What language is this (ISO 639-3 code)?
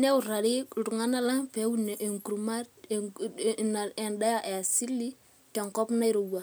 mas